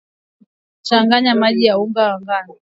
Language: Swahili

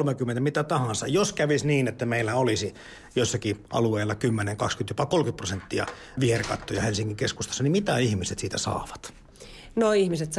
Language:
Finnish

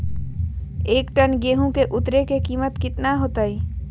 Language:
Magahi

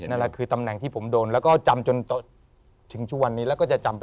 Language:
Thai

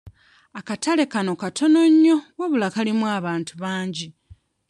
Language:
Ganda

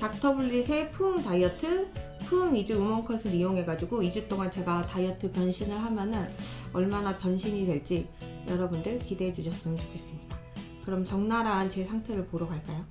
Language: Korean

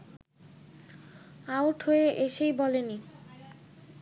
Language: Bangla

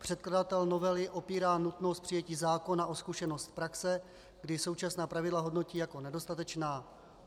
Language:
Czech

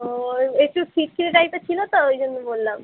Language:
Bangla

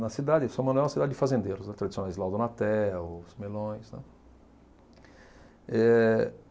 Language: Portuguese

